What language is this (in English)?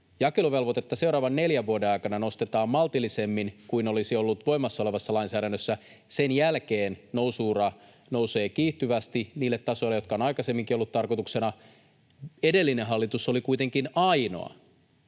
Finnish